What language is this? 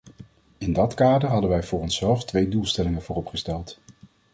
Dutch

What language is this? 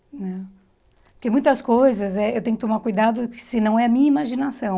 Portuguese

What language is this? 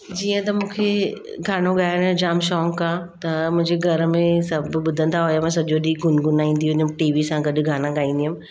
Sindhi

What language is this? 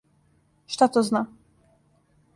Serbian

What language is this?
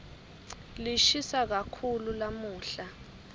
Swati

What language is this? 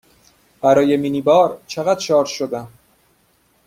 Persian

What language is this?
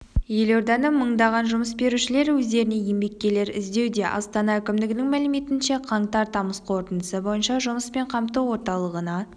Kazakh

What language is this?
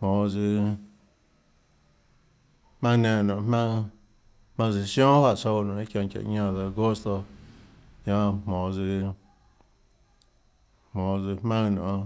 Tlacoatzintepec Chinantec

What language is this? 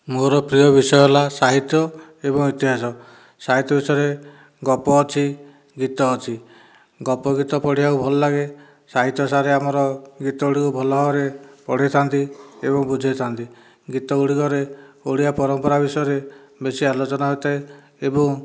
Odia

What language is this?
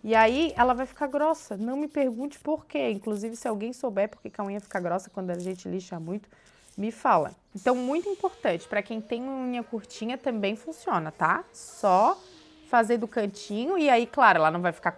Portuguese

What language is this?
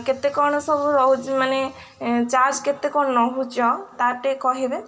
Odia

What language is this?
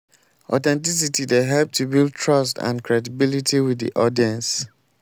Nigerian Pidgin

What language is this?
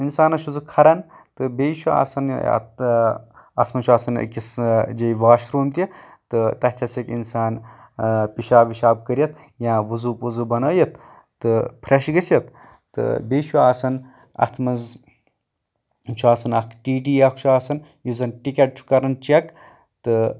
Kashmiri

